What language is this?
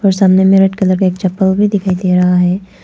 Hindi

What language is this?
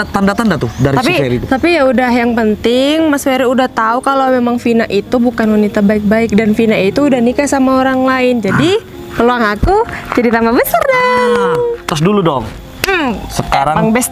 Indonesian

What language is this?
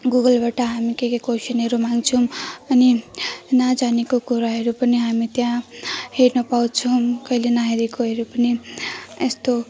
Nepali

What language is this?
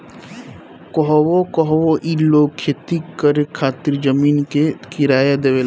Bhojpuri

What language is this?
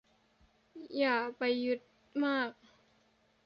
Thai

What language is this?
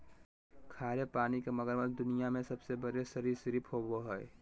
Magahi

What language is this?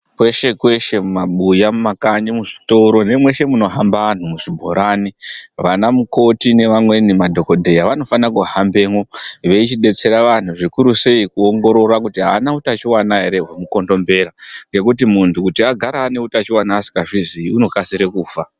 Ndau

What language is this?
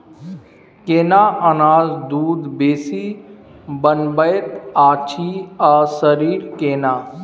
Maithili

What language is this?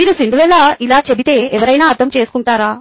Telugu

